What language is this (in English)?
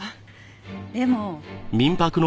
Japanese